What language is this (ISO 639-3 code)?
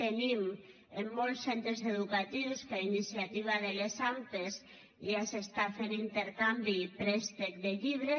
cat